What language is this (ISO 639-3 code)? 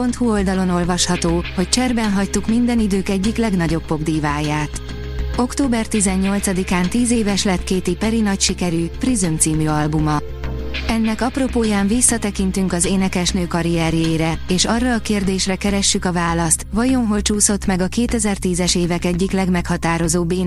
hun